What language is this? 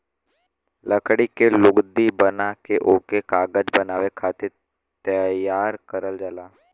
Bhojpuri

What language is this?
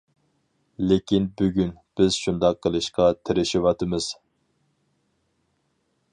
Uyghur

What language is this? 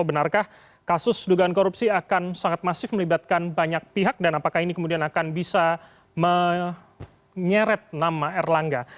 Indonesian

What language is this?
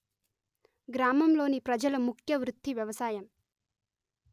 Telugu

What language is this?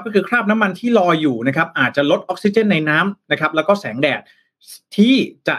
Thai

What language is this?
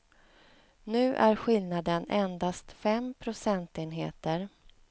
Swedish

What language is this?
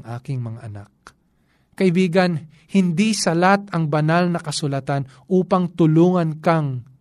Filipino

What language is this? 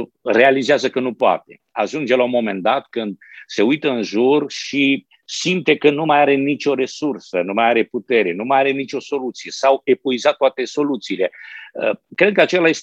Romanian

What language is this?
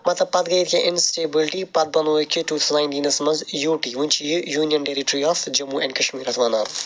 Kashmiri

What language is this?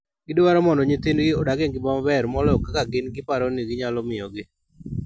Luo (Kenya and Tanzania)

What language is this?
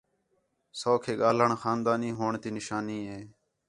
Khetrani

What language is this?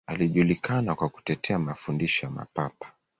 Swahili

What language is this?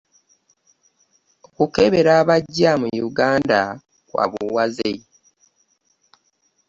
Ganda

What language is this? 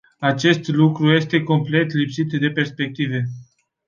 Romanian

